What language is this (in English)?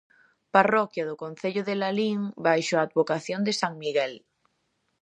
Galician